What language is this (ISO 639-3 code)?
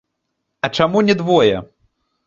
bel